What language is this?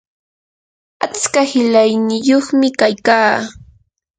Yanahuanca Pasco Quechua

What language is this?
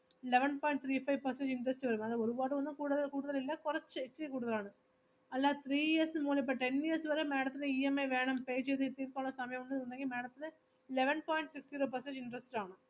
Malayalam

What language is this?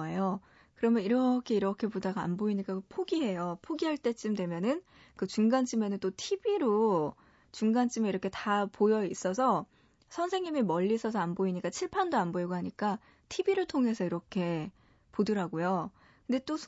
Korean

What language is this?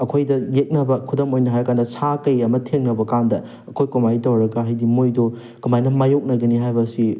Manipuri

